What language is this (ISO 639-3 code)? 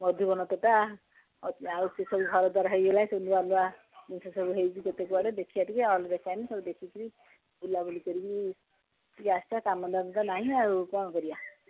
ori